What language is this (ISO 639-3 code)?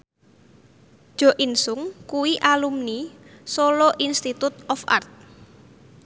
jav